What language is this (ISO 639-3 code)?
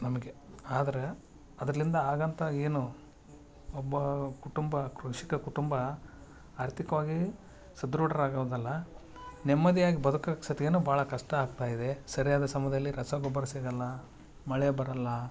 kan